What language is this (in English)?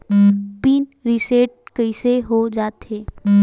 Chhattisgarhi